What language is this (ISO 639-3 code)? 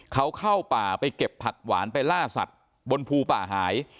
tha